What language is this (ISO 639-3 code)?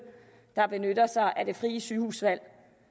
dan